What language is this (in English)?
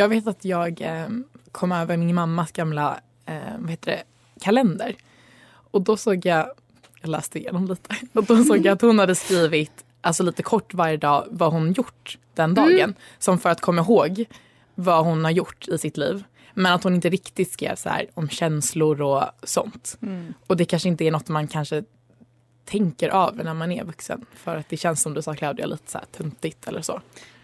Swedish